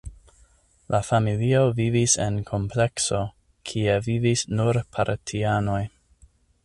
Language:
Esperanto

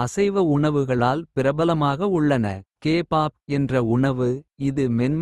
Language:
Kota (India)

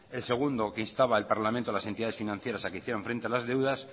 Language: Spanish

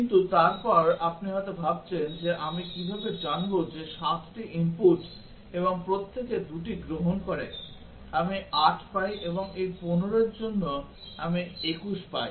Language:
Bangla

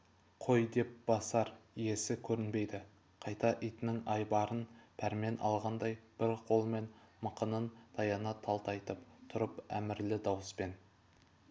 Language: Kazakh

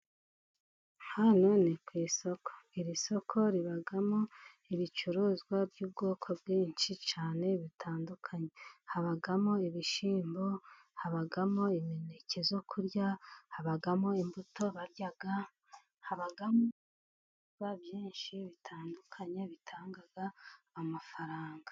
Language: Kinyarwanda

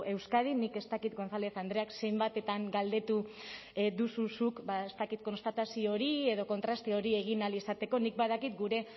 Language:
Basque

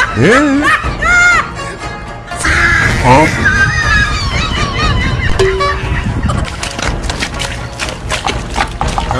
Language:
Indonesian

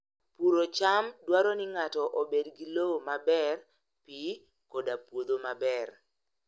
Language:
Luo (Kenya and Tanzania)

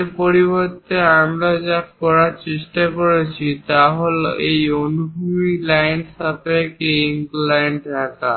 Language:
Bangla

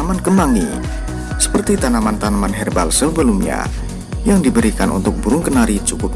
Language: Indonesian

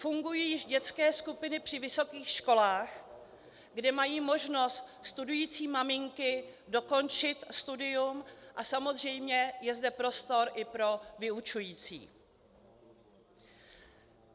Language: Czech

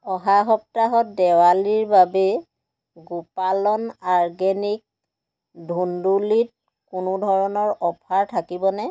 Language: Assamese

